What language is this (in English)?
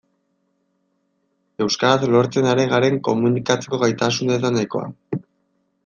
Basque